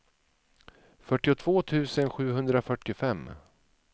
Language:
Swedish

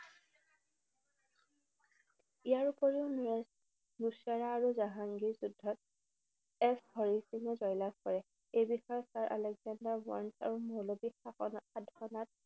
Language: Assamese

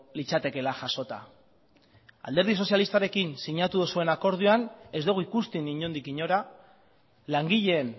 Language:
Basque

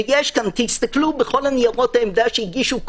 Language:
Hebrew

